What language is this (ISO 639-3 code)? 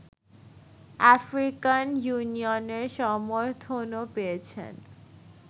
ben